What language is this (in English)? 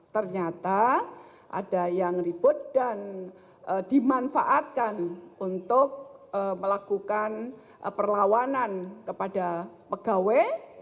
Indonesian